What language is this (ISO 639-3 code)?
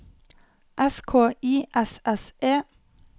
nor